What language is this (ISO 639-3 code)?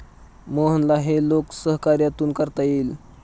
mar